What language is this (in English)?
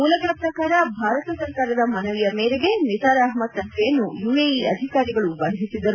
Kannada